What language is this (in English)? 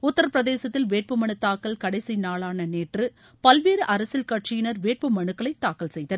Tamil